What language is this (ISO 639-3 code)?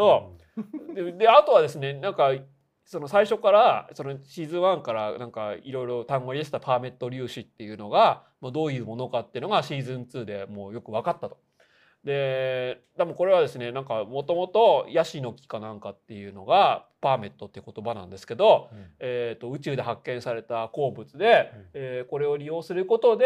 jpn